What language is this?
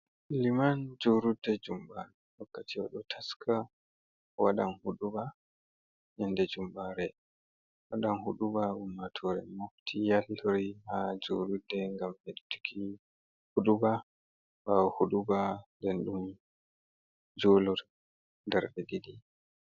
Fula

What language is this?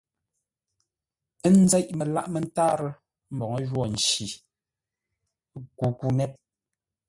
Ngombale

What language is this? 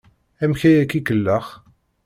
Kabyle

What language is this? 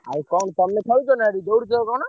Odia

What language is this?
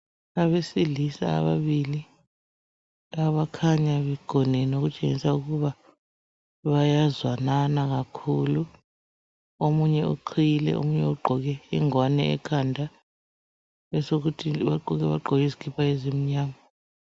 North Ndebele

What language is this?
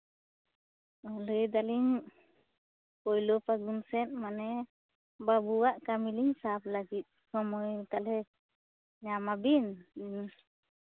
Santali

